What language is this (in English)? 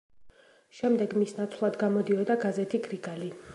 Georgian